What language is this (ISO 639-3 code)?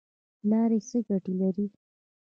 pus